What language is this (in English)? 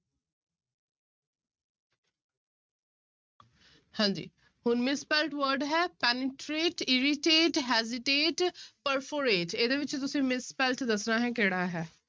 Punjabi